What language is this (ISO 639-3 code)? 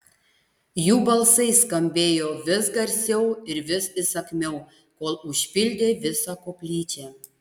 lit